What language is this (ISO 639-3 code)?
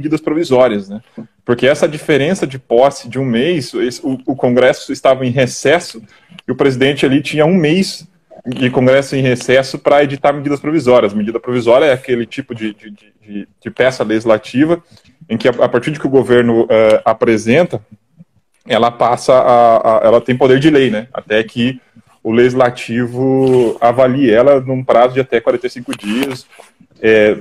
por